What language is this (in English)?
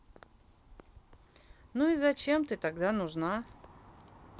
Russian